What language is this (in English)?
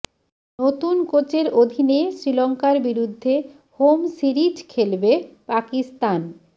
Bangla